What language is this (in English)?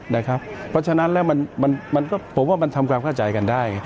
Thai